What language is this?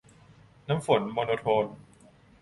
Thai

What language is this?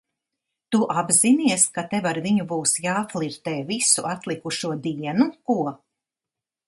Latvian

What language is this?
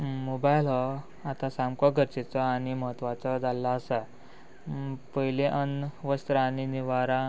Konkani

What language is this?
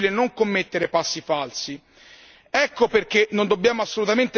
Italian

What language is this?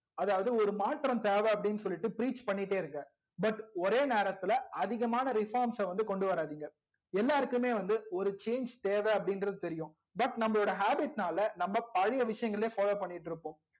Tamil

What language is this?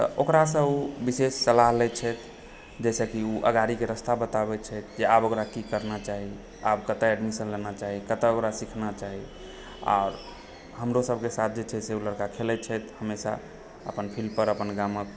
Maithili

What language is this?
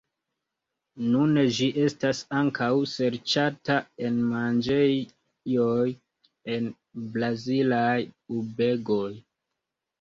Esperanto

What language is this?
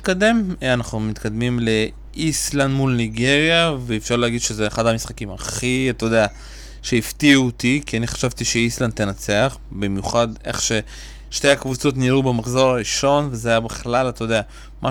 Hebrew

